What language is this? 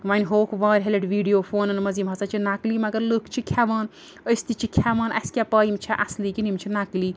Kashmiri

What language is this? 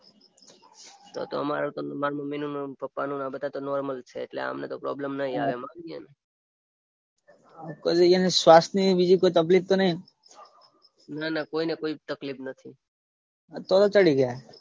Gujarati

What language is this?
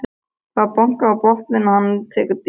Icelandic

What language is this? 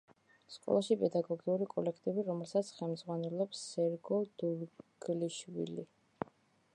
Georgian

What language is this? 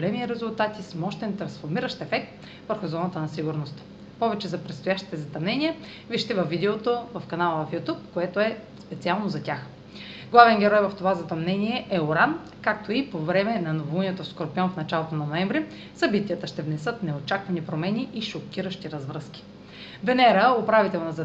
Bulgarian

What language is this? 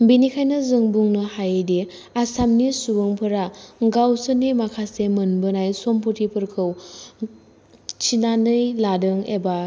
Bodo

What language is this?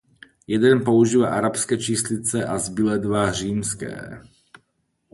Czech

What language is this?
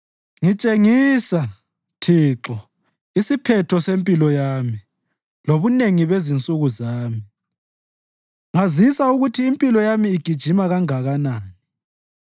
North Ndebele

